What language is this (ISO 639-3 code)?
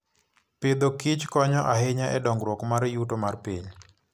luo